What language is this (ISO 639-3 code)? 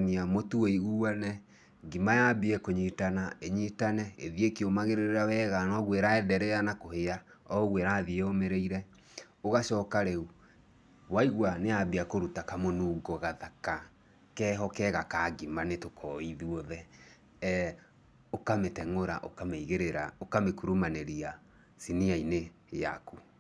kik